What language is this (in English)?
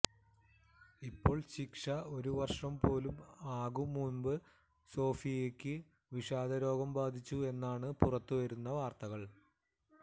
Malayalam